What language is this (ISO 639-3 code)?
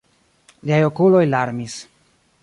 epo